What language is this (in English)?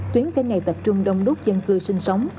Vietnamese